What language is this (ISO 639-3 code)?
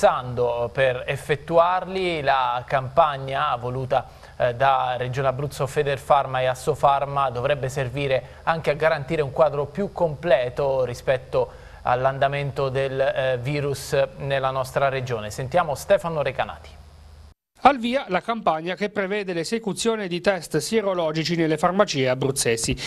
ita